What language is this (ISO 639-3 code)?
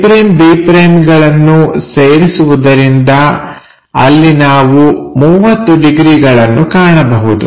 kan